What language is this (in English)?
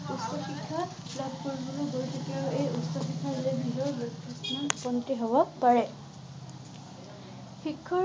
Assamese